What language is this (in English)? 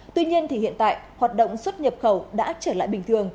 Vietnamese